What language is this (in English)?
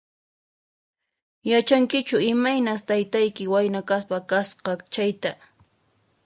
Puno Quechua